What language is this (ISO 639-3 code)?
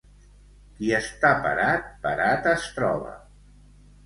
cat